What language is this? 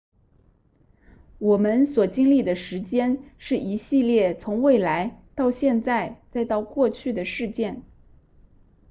Chinese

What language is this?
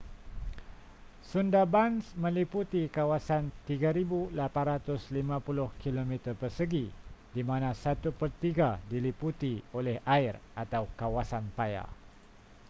Malay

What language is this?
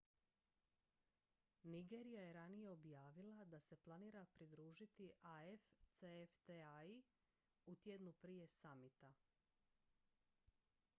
Croatian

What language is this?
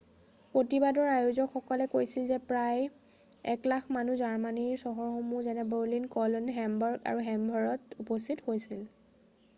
Assamese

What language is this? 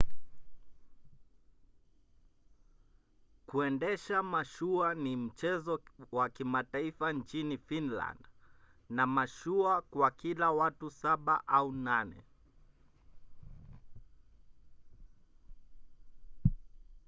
Swahili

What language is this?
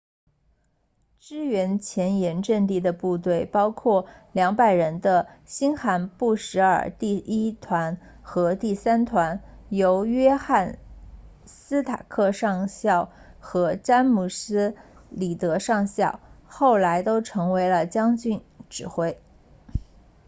Chinese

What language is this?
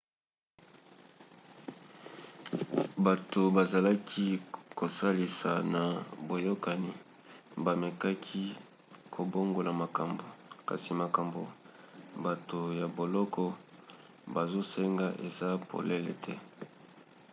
Lingala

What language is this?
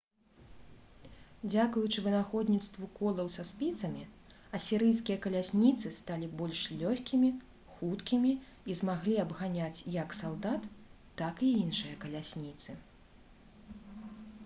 Belarusian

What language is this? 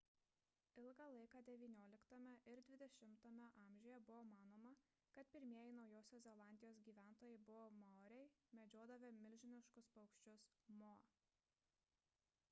Lithuanian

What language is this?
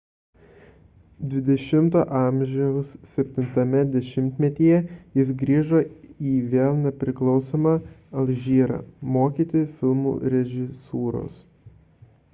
Lithuanian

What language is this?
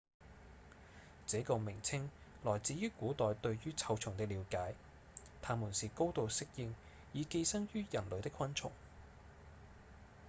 Cantonese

